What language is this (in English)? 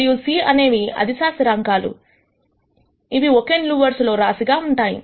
Telugu